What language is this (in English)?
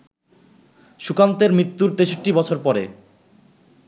Bangla